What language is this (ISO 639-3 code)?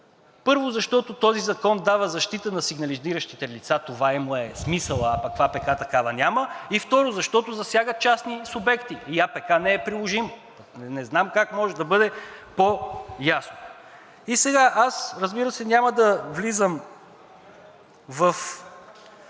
bul